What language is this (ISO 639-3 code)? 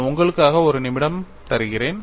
tam